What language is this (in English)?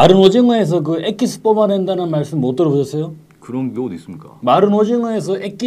Korean